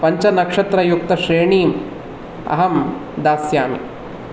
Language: Sanskrit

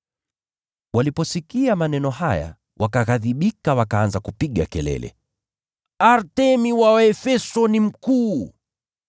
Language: Swahili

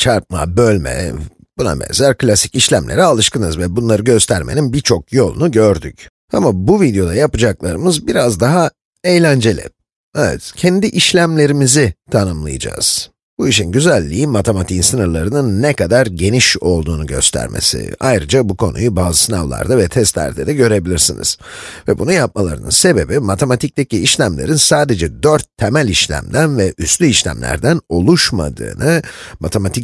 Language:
Turkish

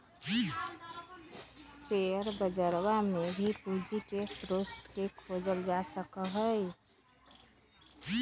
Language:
Magahi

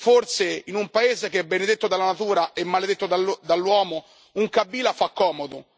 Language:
Italian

